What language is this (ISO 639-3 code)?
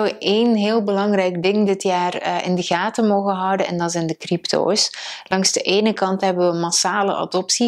nld